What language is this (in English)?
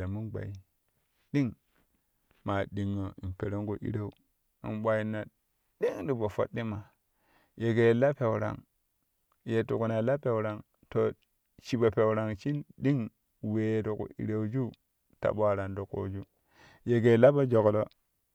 Kushi